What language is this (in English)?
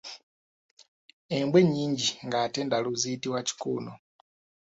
Ganda